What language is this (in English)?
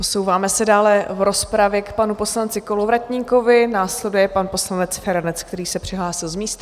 Czech